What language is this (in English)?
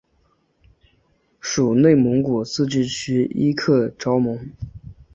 Chinese